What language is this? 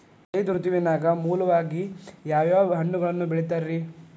Kannada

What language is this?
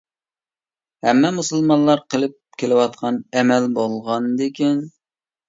Uyghur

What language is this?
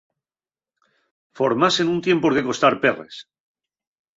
Asturian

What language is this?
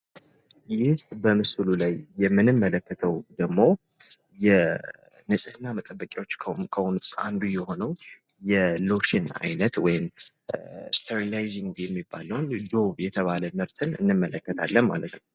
Amharic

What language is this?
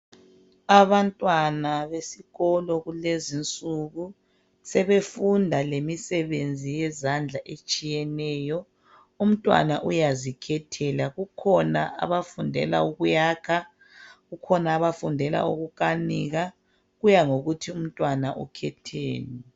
North Ndebele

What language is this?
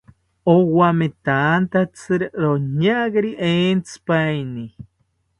South Ucayali Ashéninka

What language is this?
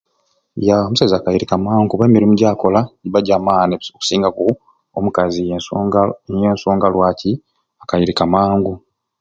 Ruuli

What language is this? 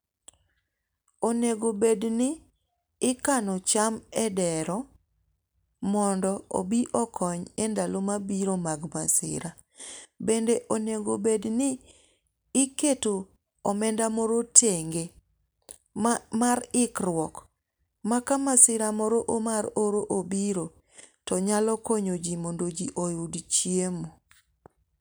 Luo (Kenya and Tanzania)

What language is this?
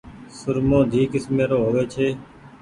Goaria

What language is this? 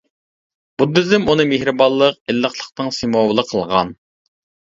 Uyghur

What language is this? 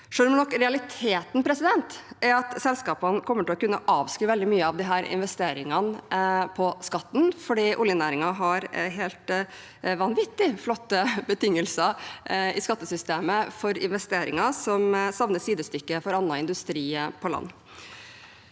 Norwegian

